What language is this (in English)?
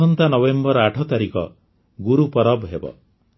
Odia